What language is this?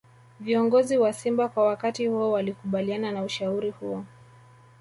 Swahili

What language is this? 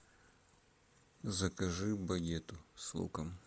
Russian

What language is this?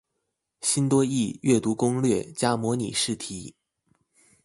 Chinese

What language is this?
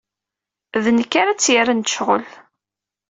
Kabyle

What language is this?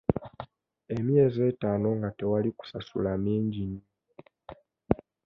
Ganda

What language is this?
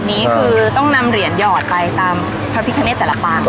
Thai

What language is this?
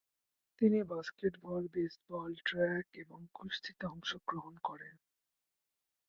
Bangla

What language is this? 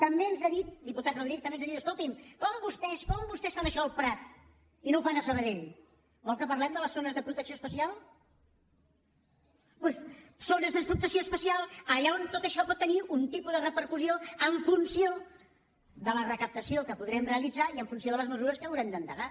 Catalan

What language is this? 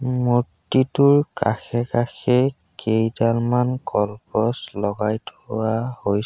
Assamese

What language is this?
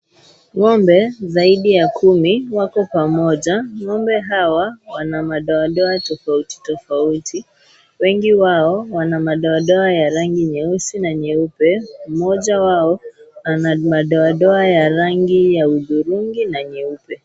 Swahili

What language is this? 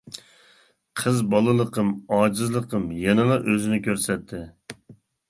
Uyghur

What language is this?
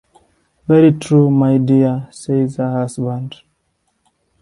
English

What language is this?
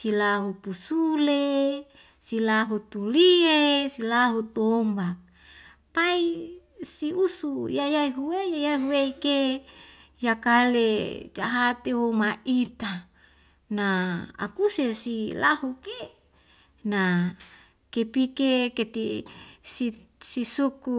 Wemale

